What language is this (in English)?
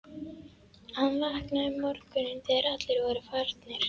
Icelandic